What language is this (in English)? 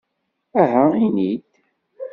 Kabyle